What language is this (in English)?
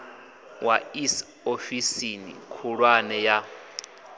Venda